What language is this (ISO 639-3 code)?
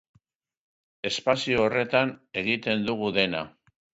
eus